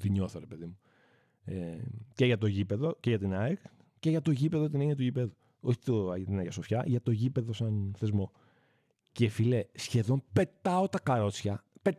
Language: Greek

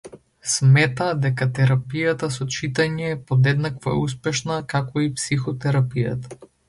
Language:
Macedonian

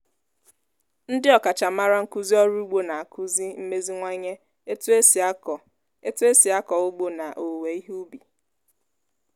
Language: Igbo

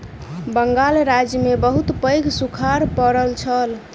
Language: Maithili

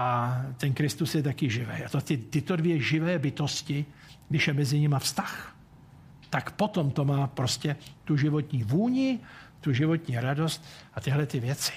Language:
Czech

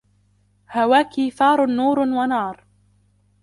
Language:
Arabic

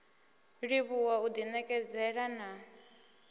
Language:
Venda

